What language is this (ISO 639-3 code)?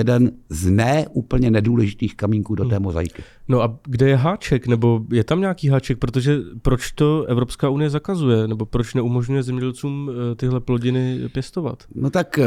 ces